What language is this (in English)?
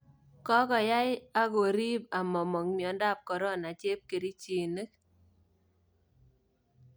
Kalenjin